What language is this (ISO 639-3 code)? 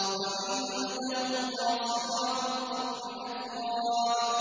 ara